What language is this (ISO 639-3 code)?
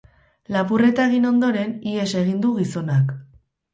eus